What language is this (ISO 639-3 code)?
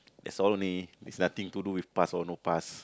eng